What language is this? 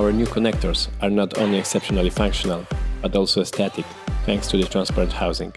English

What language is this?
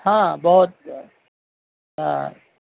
Urdu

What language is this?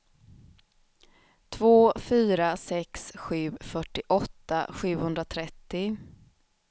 Swedish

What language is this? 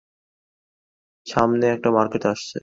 Bangla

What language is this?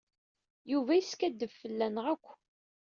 Kabyle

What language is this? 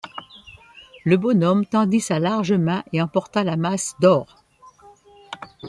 French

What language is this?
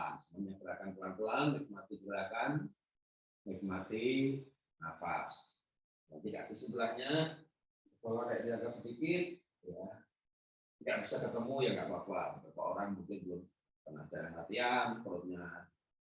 Indonesian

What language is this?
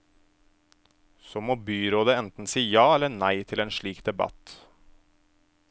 Norwegian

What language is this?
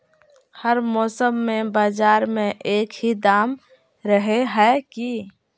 Magahi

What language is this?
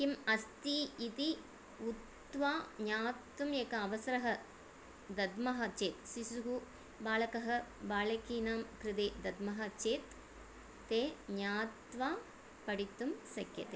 Sanskrit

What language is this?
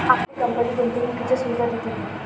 Marathi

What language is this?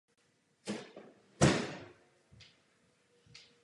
Czech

